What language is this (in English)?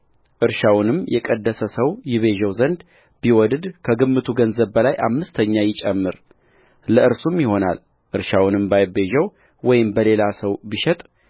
Amharic